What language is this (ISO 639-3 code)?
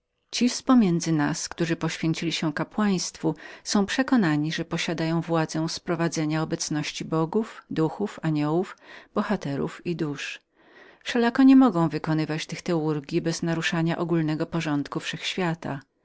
pol